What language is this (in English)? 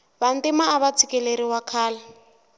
Tsonga